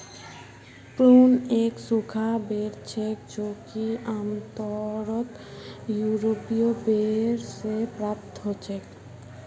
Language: Magahi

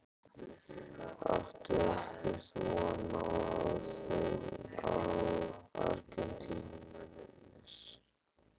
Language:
Icelandic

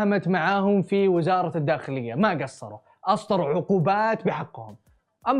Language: Arabic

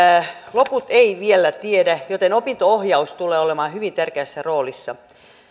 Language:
Finnish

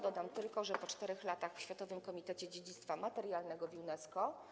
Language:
Polish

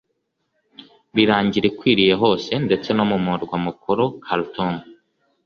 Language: Kinyarwanda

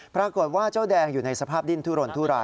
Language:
Thai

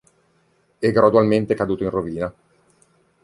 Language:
Italian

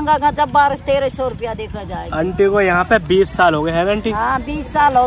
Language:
Hindi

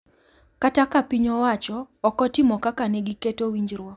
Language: Luo (Kenya and Tanzania)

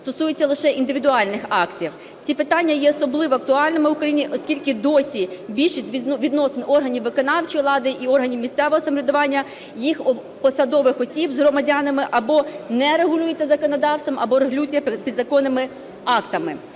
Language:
Ukrainian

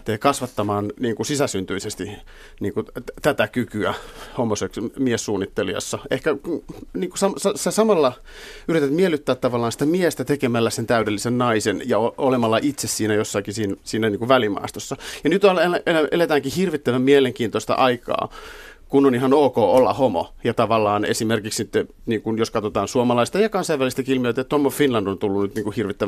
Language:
Finnish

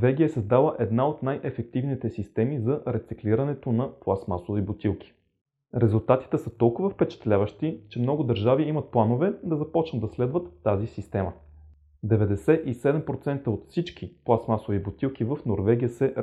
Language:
Bulgarian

